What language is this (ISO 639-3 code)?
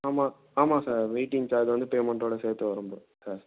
tam